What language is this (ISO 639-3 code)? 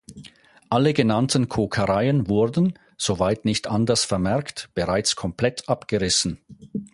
deu